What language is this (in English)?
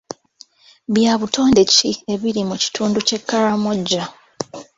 Ganda